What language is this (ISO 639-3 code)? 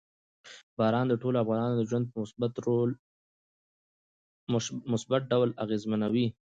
pus